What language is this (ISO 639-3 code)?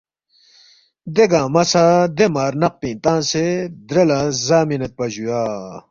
bft